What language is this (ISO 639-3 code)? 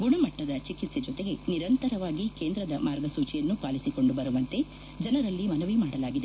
kan